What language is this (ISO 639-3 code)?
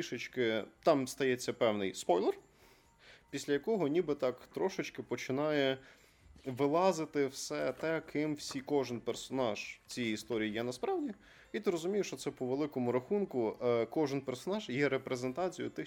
ukr